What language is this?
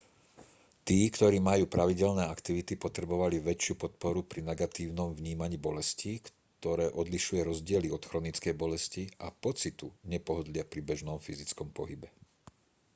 Slovak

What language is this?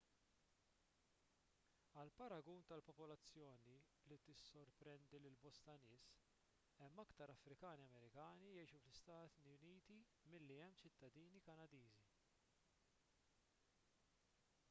Maltese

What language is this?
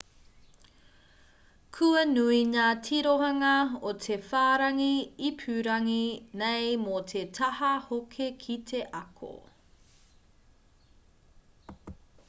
Māori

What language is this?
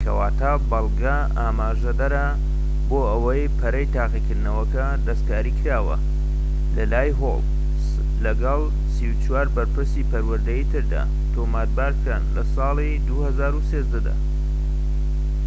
Central Kurdish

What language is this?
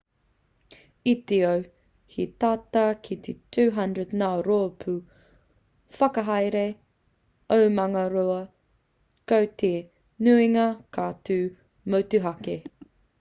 Māori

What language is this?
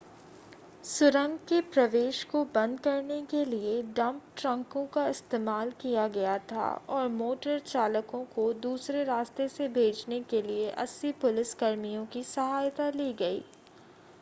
Hindi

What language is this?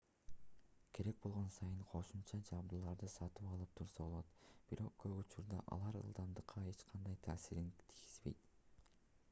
Kyrgyz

